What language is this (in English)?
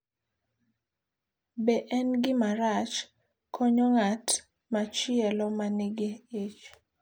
Luo (Kenya and Tanzania)